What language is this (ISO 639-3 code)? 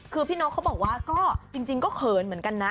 tha